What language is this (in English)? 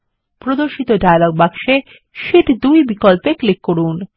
Bangla